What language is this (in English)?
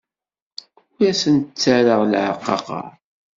Kabyle